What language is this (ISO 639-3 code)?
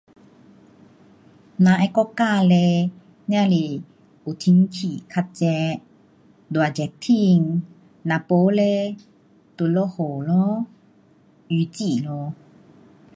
cpx